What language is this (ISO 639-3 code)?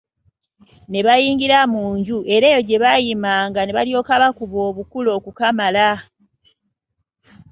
lug